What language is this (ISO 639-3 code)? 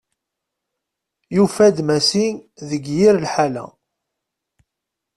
kab